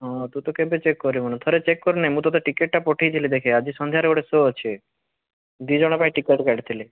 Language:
Odia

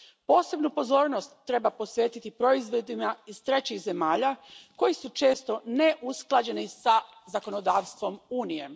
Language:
Croatian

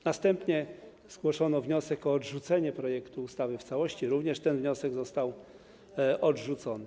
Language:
Polish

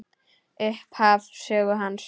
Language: Icelandic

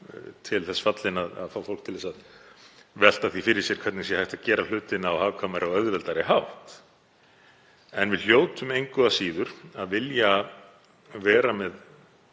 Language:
Icelandic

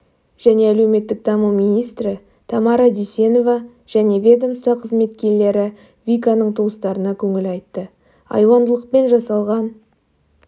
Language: Kazakh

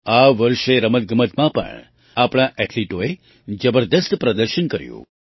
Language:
Gujarati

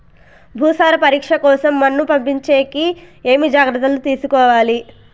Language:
Telugu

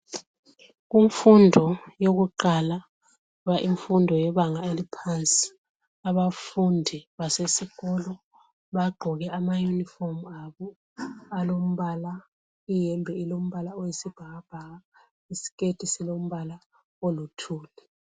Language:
North Ndebele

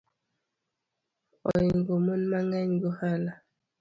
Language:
Luo (Kenya and Tanzania)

